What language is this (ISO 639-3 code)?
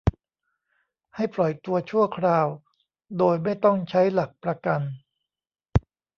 tha